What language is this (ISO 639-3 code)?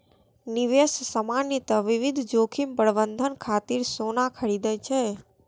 mai